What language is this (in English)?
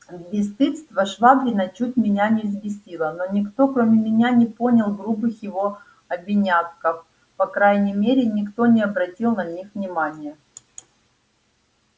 Russian